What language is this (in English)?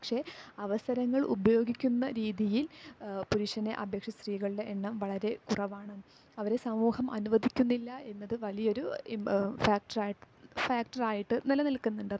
Malayalam